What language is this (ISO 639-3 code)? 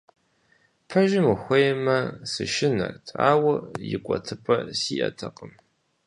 kbd